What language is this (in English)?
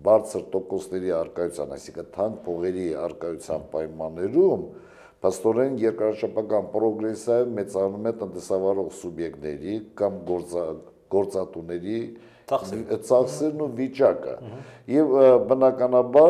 Turkish